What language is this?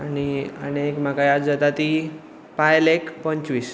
Konkani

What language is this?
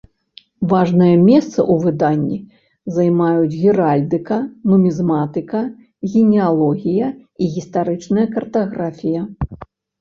Belarusian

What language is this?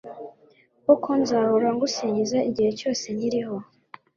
Kinyarwanda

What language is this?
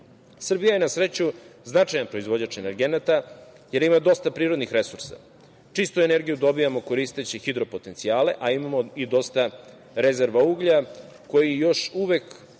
Serbian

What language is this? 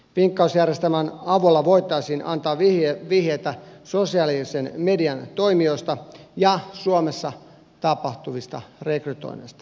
Finnish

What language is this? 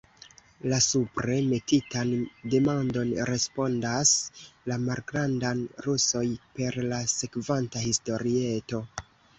Esperanto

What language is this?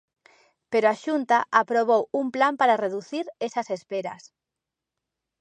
Galician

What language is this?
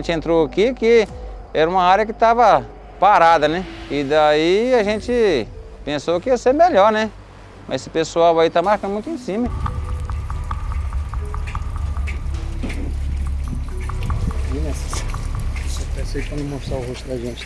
Portuguese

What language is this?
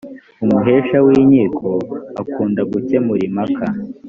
Kinyarwanda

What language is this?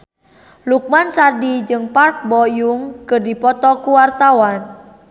Sundanese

